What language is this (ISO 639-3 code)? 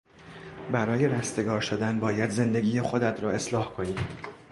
fas